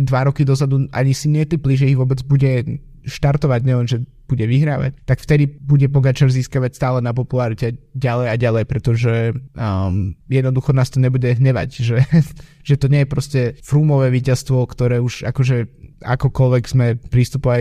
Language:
Slovak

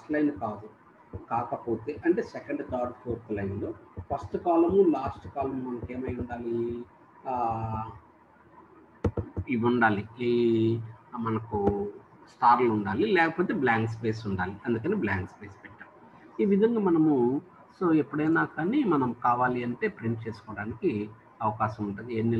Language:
Thai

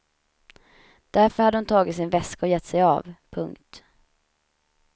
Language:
Swedish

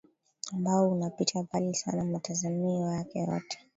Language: Swahili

